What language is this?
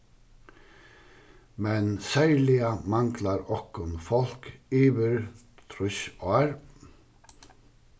Faroese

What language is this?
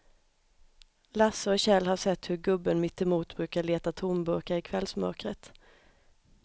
Swedish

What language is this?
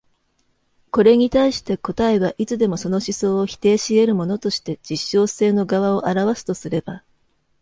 Japanese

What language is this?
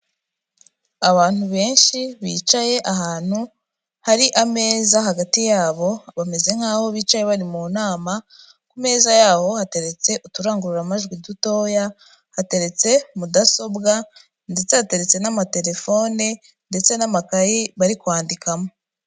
Kinyarwanda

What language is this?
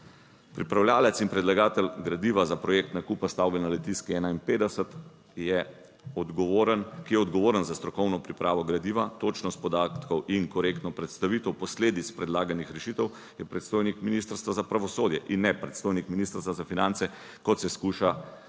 Slovenian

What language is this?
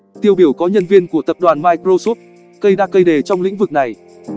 Vietnamese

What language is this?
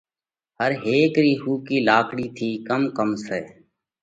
Parkari Koli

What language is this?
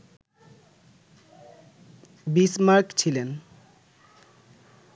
Bangla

